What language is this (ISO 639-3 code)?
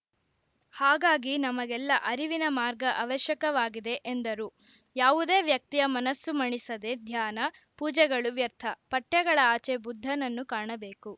kan